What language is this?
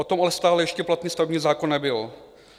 Czech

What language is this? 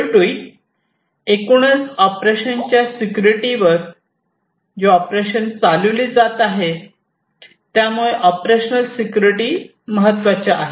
Marathi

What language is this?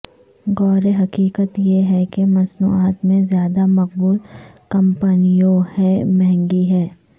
Urdu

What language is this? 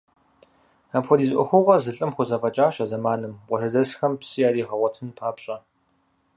Kabardian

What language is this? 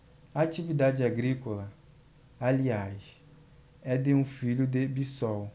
Portuguese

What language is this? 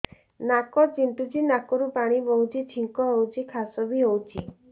Odia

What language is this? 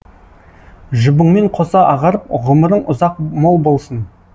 Kazakh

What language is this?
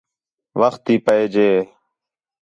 Khetrani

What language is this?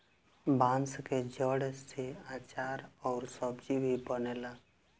Bhojpuri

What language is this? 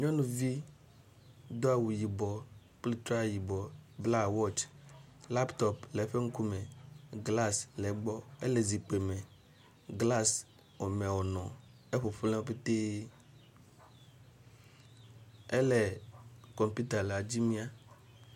Ewe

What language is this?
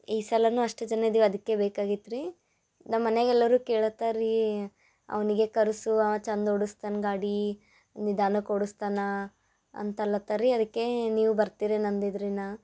Kannada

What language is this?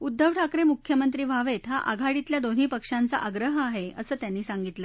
Marathi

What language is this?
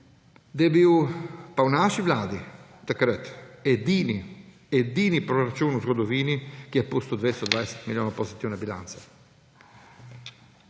Slovenian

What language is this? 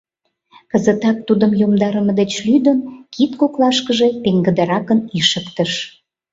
Mari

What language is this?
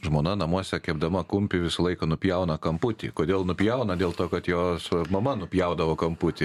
Lithuanian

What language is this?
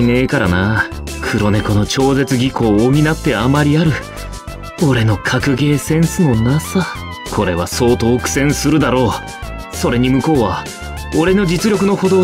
Japanese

